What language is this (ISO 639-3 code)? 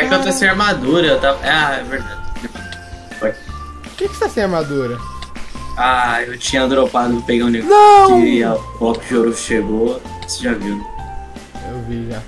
por